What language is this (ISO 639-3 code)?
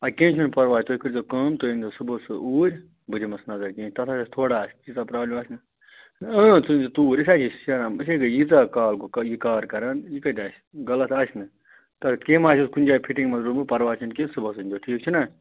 kas